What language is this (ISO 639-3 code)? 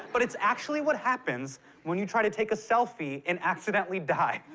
eng